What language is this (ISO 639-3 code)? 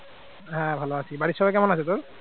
ben